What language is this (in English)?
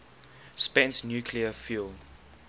English